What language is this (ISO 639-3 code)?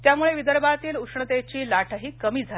mar